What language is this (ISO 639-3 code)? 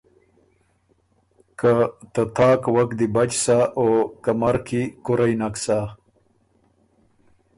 oru